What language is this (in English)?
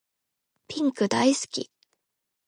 Japanese